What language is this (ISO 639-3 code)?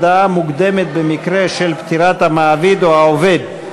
heb